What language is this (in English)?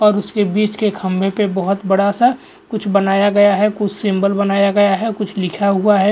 Hindi